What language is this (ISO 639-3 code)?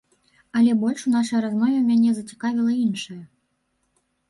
bel